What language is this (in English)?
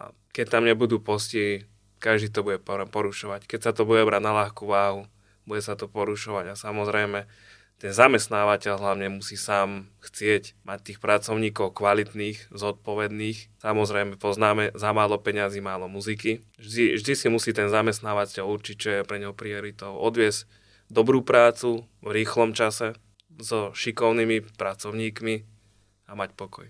Slovak